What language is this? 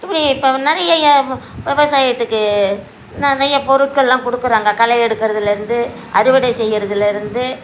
Tamil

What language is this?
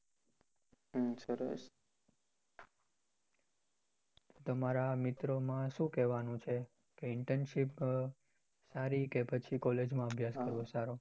Gujarati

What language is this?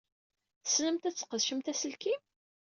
Kabyle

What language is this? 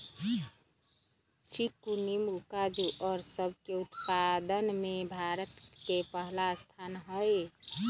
Magahi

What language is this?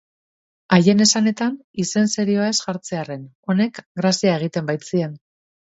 Basque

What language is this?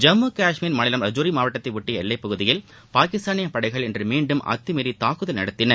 Tamil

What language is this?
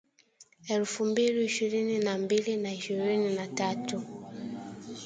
Swahili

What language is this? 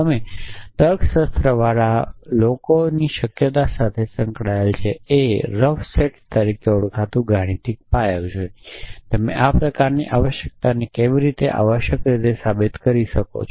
Gujarati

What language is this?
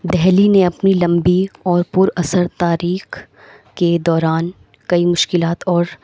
Urdu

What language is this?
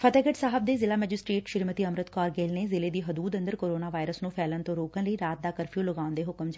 Punjabi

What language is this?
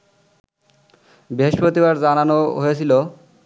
Bangla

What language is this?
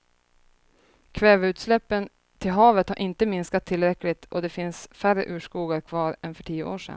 Swedish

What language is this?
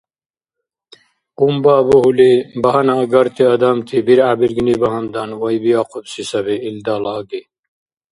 Dargwa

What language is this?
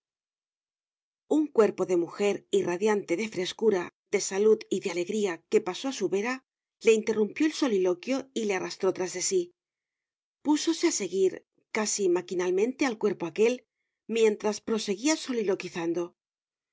Spanish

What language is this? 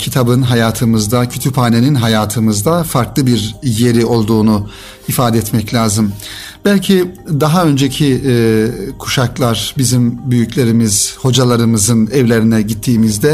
Turkish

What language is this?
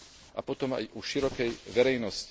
Slovak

